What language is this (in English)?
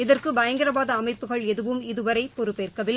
Tamil